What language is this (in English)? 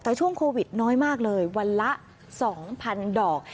Thai